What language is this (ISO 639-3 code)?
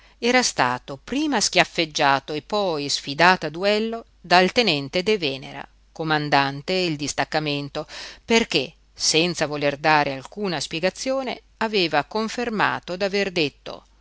ita